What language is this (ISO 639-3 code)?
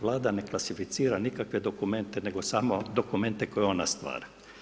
hrv